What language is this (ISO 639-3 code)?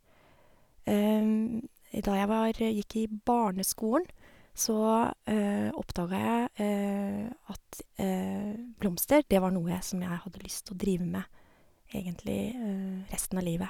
nor